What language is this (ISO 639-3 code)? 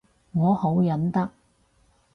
yue